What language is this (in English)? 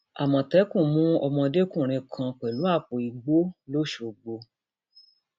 Yoruba